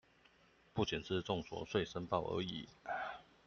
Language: Chinese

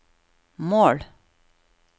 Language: Norwegian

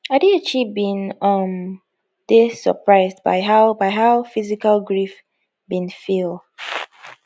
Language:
Nigerian Pidgin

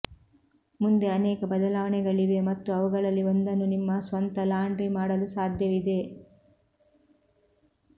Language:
Kannada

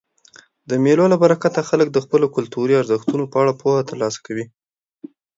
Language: Pashto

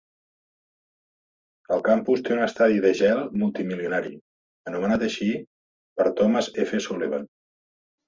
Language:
Catalan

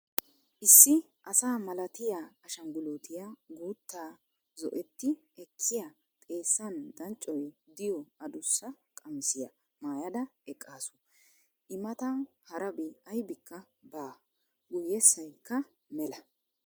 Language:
Wolaytta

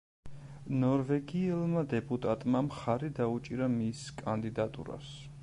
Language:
Georgian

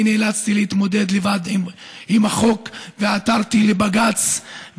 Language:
Hebrew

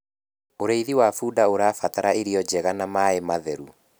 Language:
Kikuyu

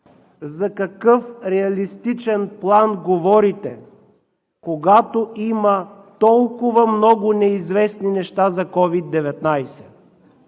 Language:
Bulgarian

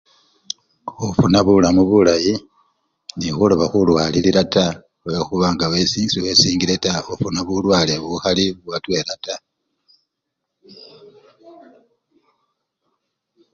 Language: Luyia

